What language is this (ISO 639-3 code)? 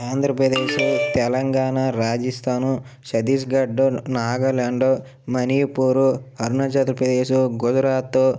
tel